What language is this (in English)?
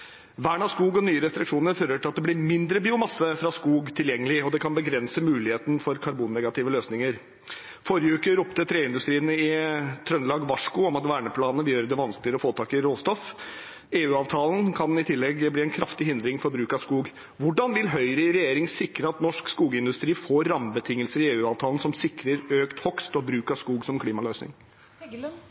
Norwegian Bokmål